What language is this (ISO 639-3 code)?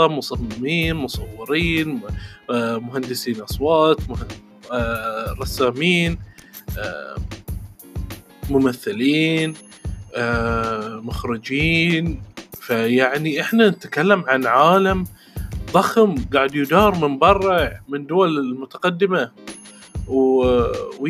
ara